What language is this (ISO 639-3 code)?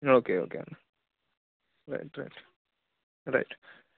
tel